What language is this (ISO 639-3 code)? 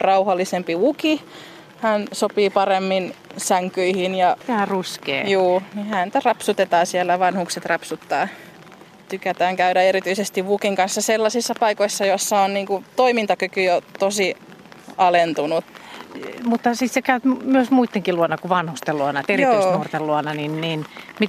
fin